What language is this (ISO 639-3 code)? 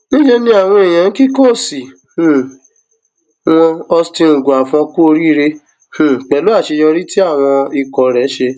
yor